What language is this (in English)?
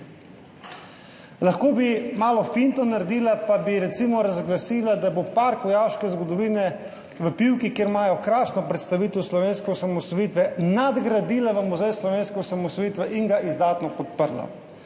Slovenian